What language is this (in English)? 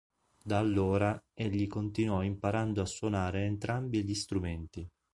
Italian